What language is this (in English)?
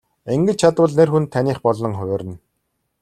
Mongolian